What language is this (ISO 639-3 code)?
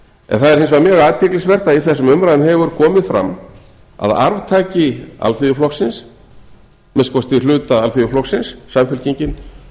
isl